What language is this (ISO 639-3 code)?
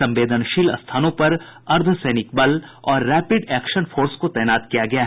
hin